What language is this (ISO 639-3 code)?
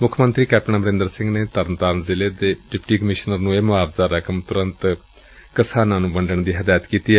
pan